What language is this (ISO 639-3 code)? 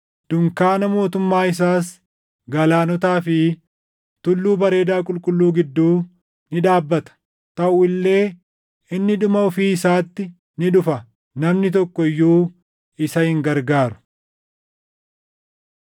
orm